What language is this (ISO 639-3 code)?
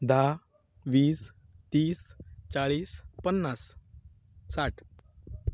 kok